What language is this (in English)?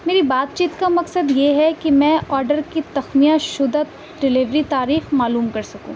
Urdu